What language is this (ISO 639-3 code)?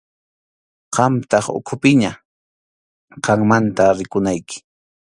qxu